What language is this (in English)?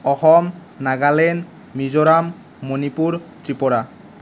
Assamese